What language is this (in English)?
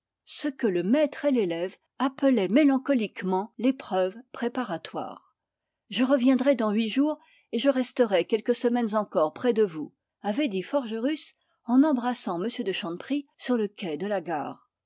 French